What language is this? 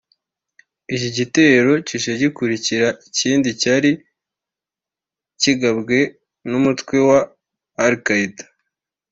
Kinyarwanda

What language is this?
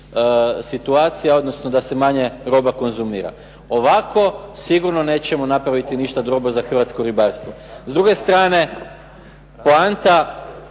Croatian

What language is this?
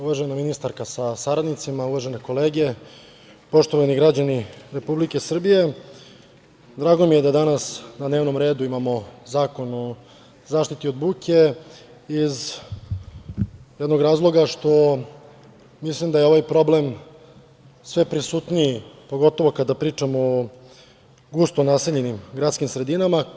Serbian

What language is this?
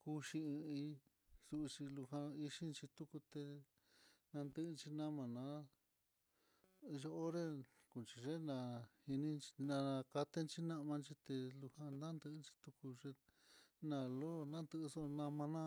Mitlatongo Mixtec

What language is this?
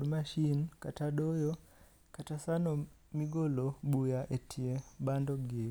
Luo (Kenya and Tanzania)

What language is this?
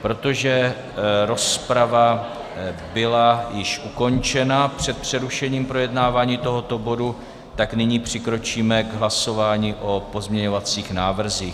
Czech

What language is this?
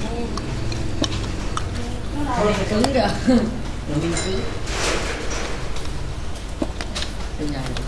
Vietnamese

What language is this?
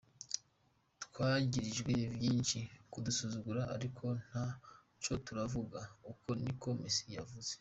Kinyarwanda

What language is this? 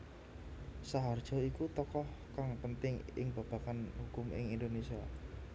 Javanese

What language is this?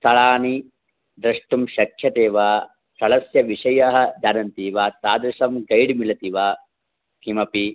Sanskrit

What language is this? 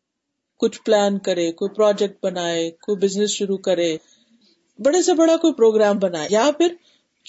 Urdu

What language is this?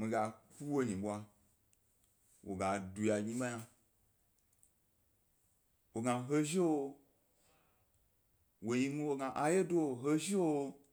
Gbari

